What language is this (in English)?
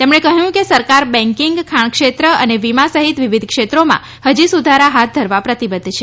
Gujarati